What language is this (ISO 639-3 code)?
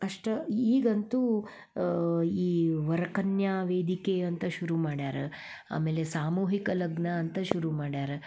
kan